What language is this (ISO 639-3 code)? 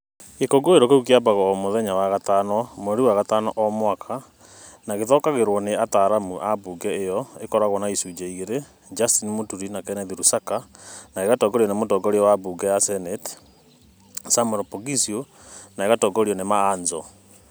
kik